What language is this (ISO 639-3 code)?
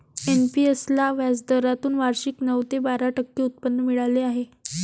mar